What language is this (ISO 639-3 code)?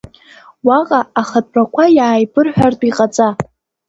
abk